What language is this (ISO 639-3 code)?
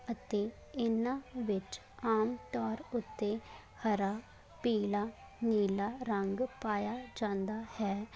pan